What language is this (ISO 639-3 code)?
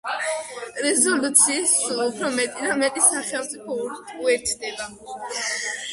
kat